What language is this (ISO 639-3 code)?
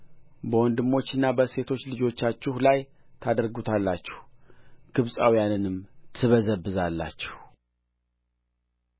amh